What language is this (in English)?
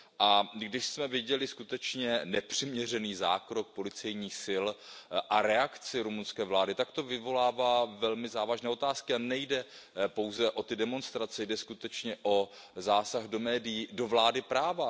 Czech